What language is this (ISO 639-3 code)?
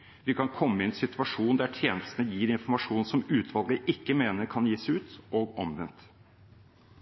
nob